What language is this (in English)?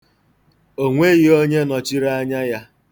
Igbo